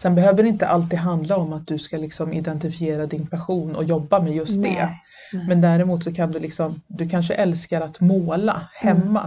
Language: Swedish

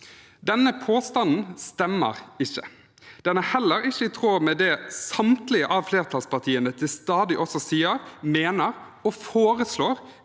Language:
Norwegian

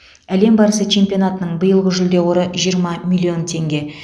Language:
Kazakh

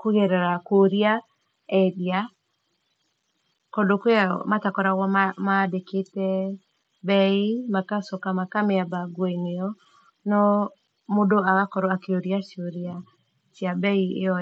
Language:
Kikuyu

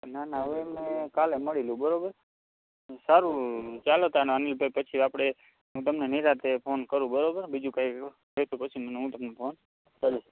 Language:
Gujarati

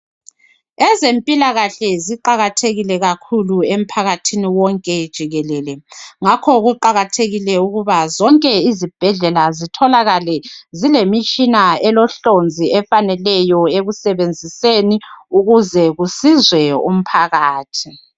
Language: North Ndebele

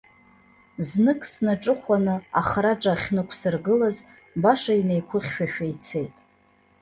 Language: Abkhazian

